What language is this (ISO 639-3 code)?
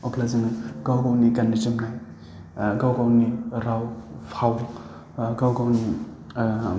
brx